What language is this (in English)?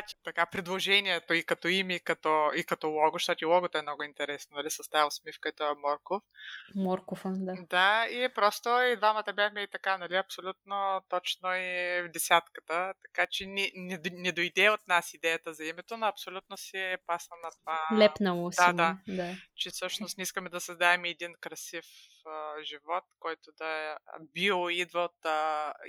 Bulgarian